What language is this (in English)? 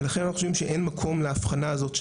Hebrew